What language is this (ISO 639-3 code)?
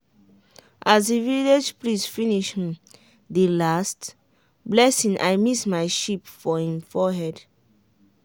pcm